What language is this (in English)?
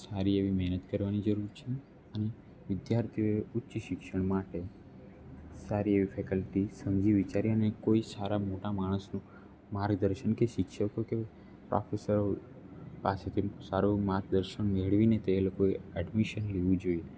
Gujarati